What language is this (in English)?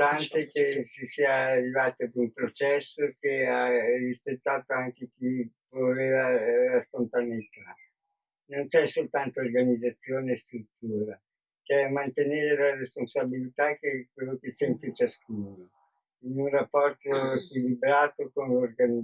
Italian